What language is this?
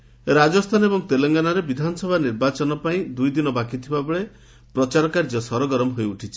Odia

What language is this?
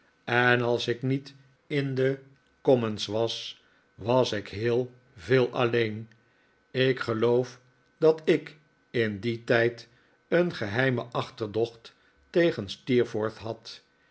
Dutch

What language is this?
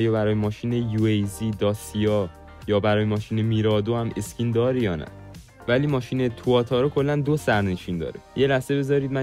Persian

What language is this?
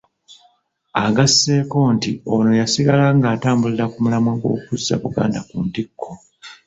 Ganda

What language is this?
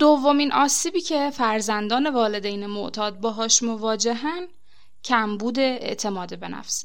Persian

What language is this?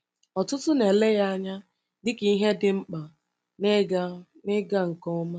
Igbo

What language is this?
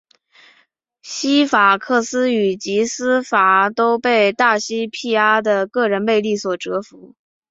Chinese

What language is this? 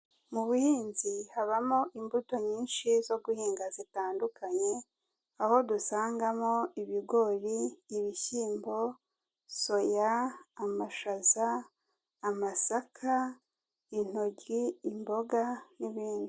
Kinyarwanda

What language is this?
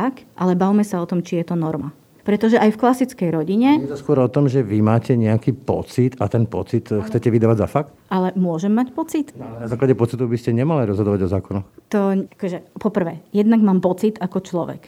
Slovak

